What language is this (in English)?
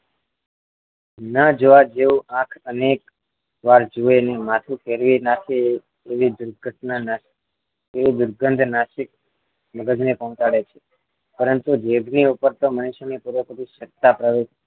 Gujarati